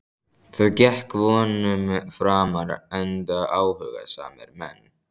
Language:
Icelandic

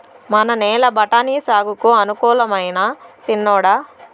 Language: Telugu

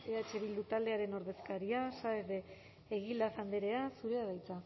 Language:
Basque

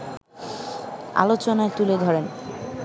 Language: Bangla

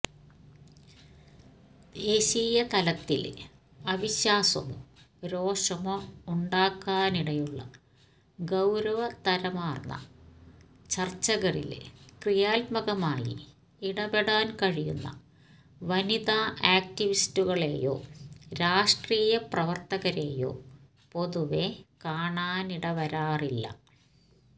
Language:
Malayalam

